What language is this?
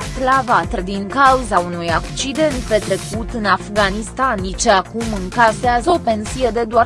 Romanian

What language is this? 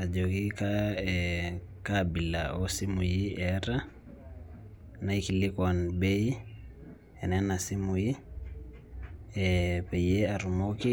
Masai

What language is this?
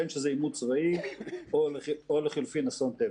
Hebrew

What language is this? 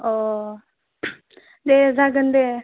Bodo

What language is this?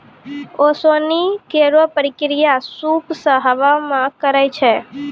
Maithili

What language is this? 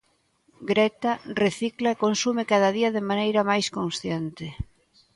Galician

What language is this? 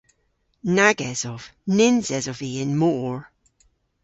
Cornish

